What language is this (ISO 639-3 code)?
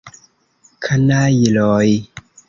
epo